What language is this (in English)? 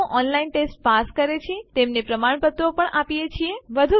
Gujarati